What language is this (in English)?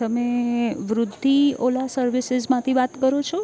Gujarati